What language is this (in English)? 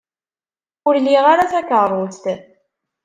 Kabyle